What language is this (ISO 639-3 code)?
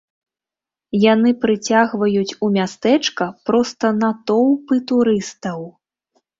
bel